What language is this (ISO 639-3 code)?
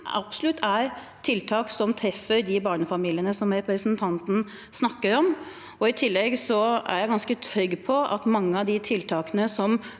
nor